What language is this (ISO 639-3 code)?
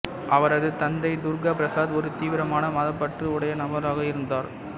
tam